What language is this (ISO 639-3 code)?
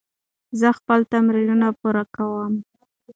pus